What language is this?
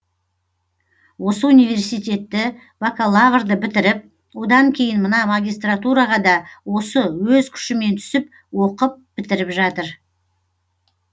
Kazakh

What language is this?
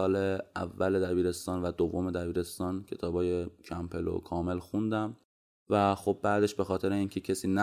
Persian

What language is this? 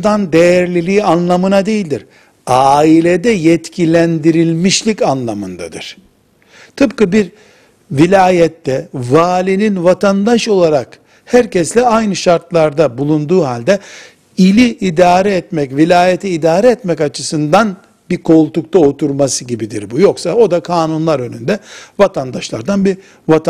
Turkish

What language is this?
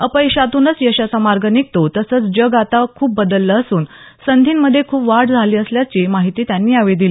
Marathi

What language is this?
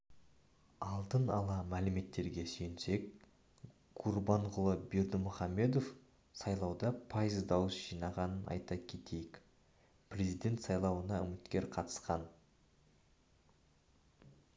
Kazakh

